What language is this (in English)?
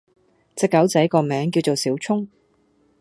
Cantonese